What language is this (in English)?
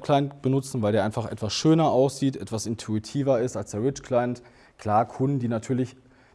German